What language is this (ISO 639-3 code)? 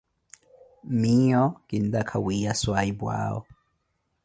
eko